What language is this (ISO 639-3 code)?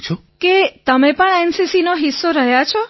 guj